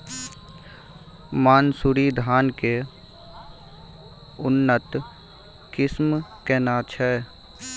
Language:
Maithili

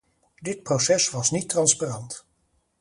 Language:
Dutch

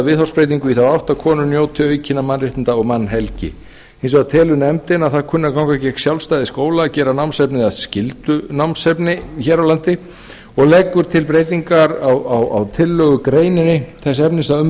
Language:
Icelandic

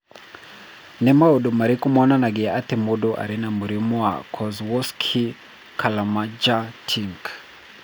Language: Kikuyu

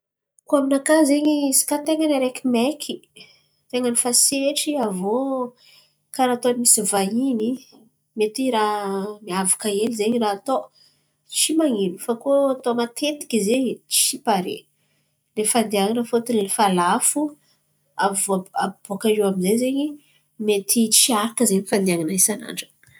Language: Antankarana Malagasy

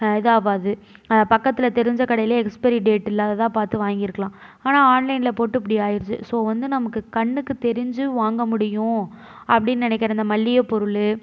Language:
Tamil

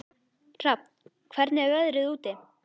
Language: Icelandic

